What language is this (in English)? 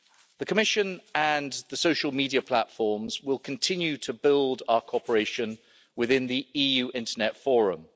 English